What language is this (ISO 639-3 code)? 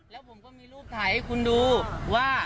tha